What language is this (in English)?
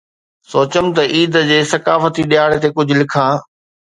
Sindhi